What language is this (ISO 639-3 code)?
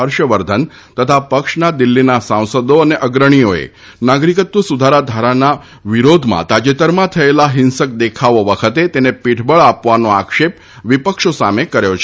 guj